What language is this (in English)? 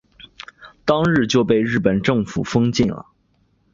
Chinese